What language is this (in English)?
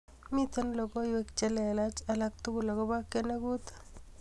Kalenjin